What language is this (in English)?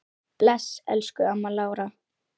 Icelandic